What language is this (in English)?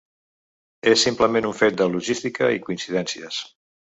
Catalan